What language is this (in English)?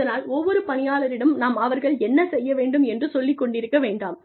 Tamil